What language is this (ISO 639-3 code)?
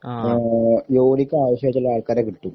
mal